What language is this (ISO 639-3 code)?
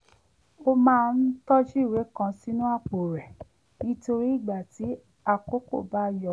yor